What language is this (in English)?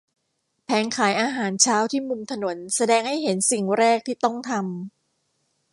Thai